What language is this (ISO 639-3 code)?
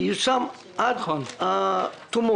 heb